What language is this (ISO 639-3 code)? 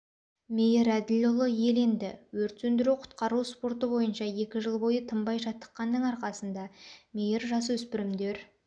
kaz